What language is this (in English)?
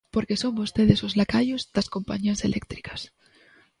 Galician